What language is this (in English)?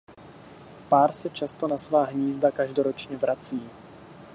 Czech